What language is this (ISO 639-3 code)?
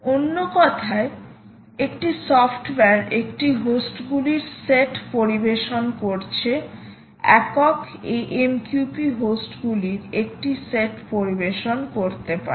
ben